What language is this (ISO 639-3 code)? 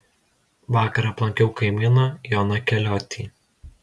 lit